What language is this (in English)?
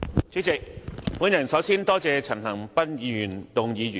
Cantonese